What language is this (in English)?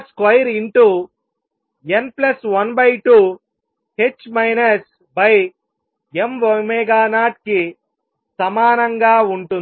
Telugu